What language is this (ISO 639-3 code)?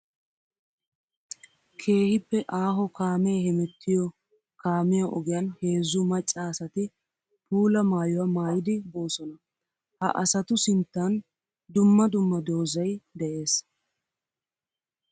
wal